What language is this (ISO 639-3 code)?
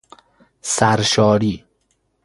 fas